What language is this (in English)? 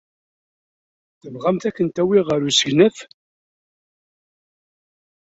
Kabyle